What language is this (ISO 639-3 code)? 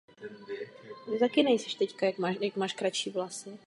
ces